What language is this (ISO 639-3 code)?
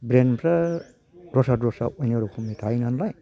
brx